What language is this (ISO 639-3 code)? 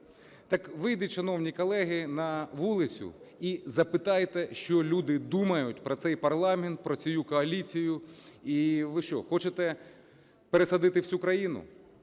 ukr